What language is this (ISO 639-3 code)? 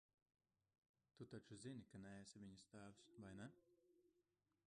lav